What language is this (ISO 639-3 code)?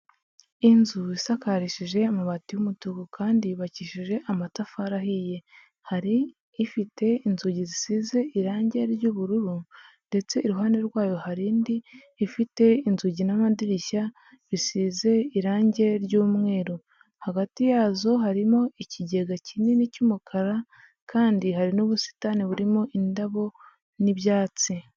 kin